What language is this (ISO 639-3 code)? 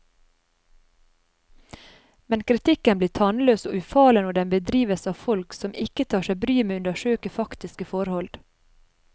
nor